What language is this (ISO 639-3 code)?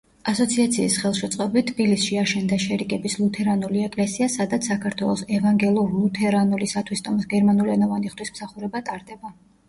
kat